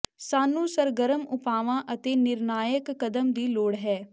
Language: Punjabi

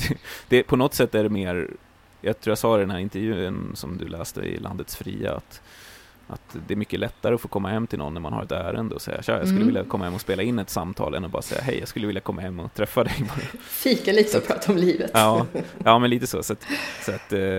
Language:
Swedish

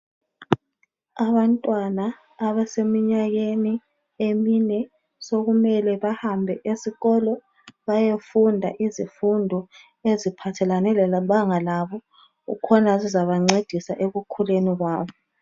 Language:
North Ndebele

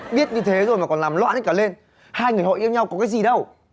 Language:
Vietnamese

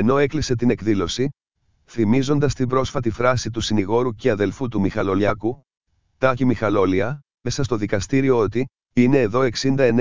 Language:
Greek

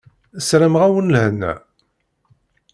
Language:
Kabyle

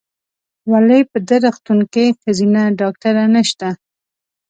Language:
Pashto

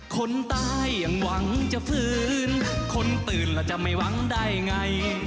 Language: Thai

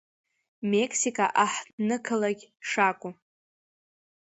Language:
Abkhazian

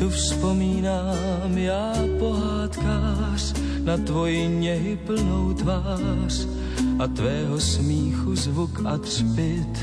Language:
Slovak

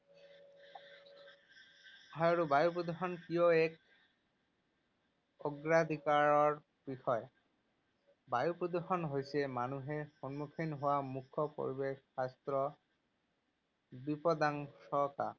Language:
Assamese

